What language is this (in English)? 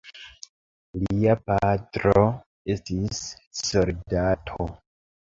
Esperanto